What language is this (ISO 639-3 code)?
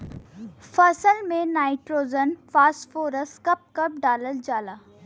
bho